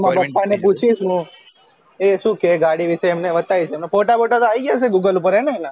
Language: Gujarati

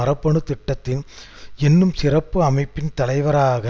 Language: Tamil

